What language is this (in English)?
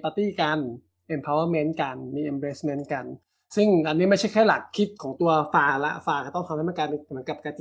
Thai